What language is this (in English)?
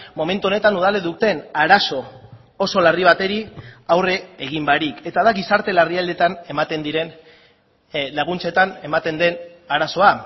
Basque